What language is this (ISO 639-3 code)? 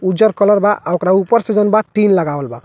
bho